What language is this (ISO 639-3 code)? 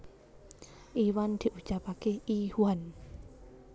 jav